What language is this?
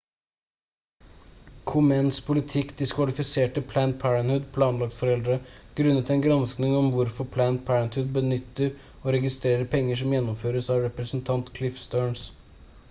Norwegian Bokmål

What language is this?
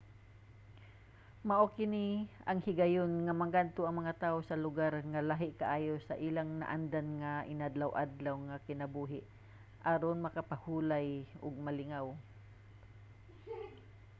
Cebuano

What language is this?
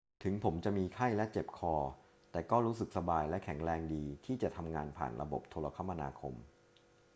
Thai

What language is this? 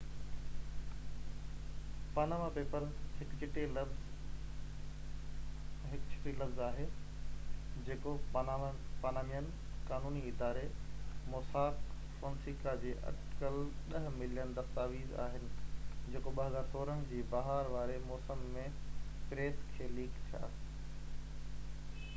Sindhi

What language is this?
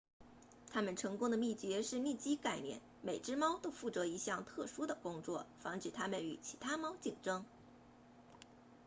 Chinese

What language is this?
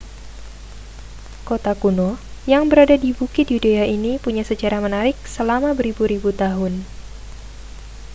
Indonesian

